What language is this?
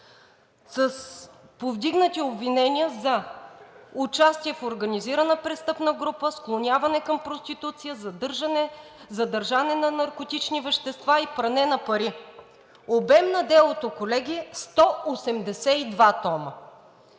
Bulgarian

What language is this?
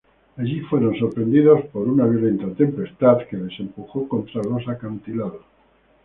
Spanish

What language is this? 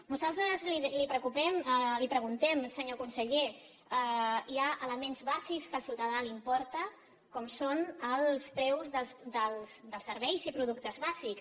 Catalan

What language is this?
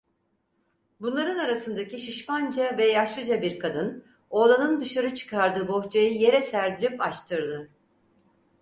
Turkish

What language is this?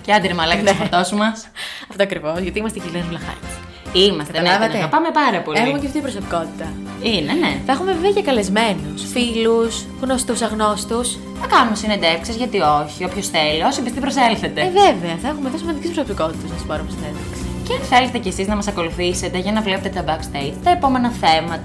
Greek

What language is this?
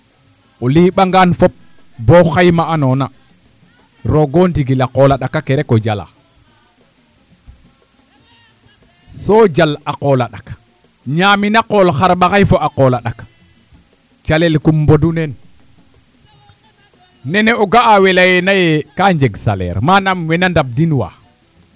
Serer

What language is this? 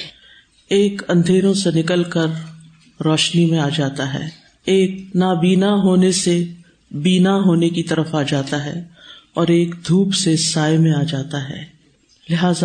Urdu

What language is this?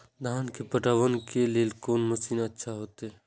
Maithili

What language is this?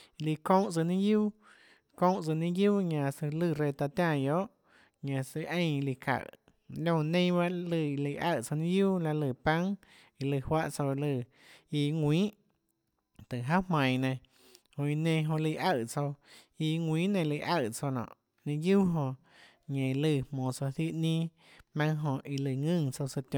Tlacoatzintepec Chinantec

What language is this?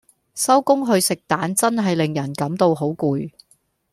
Cantonese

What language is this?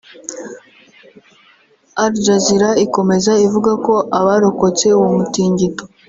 Kinyarwanda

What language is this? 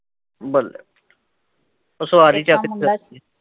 Punjabi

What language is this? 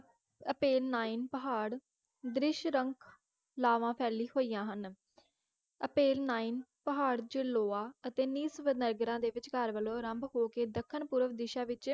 Punjabi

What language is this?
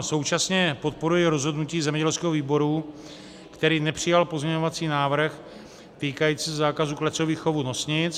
Czech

